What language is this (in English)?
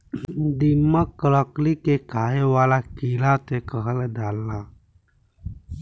Bhojpuri